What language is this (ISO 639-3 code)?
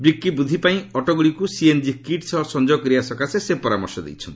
ori